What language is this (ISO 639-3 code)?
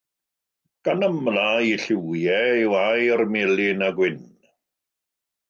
cym